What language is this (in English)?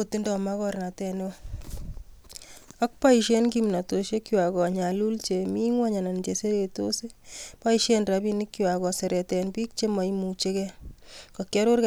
Kalenjin